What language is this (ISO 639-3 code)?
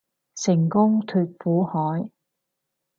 yue